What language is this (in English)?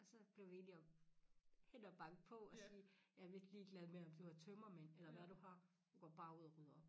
Danish